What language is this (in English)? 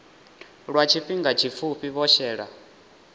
Venda